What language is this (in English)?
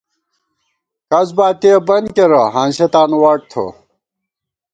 Gawar-Bati